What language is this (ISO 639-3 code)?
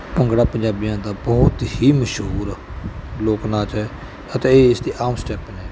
pan